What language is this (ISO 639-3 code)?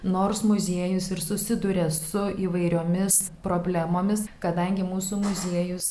lit